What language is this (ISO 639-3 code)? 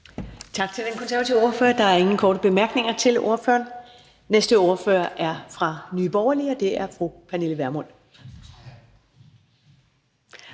dan